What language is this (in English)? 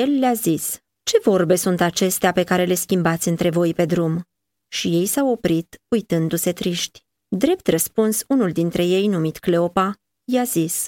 Romanian